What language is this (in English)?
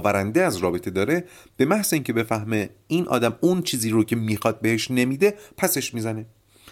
Persian